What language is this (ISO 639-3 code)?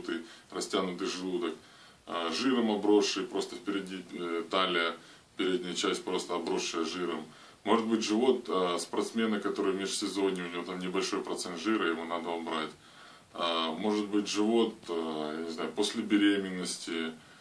rus